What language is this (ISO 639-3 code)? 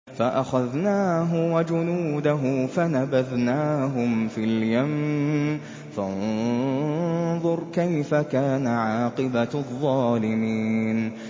ara